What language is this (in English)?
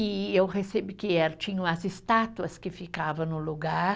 Portuguese